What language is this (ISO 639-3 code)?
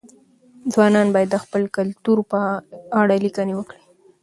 pus